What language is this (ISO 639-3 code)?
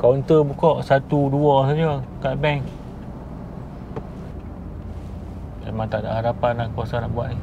msa